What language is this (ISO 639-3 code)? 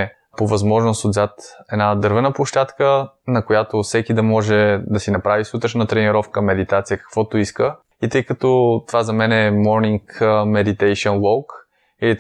bul